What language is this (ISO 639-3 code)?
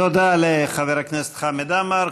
heb